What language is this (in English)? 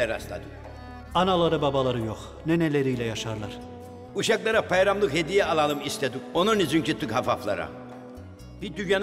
Turkish